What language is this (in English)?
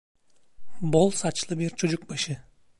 Turkish